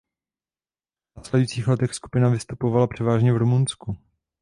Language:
Czech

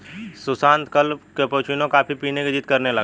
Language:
Hindi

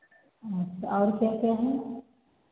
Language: Hindi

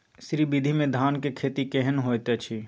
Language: Maithili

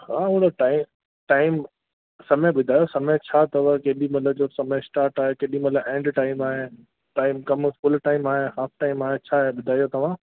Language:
Sindhi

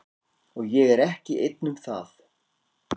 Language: Icelandic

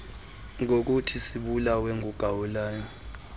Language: Xhosa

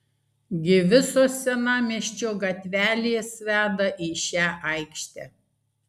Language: Lithuanian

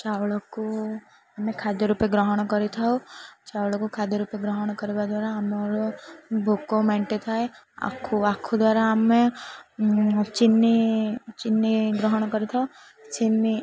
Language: Odia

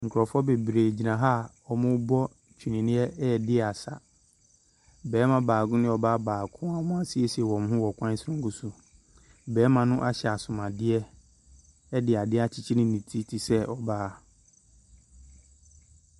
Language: Akan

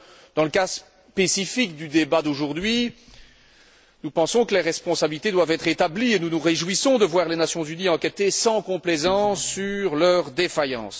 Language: French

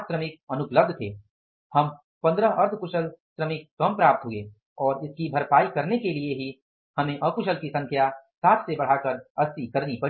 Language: Hindi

